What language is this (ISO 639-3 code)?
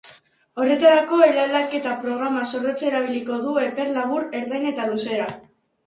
eus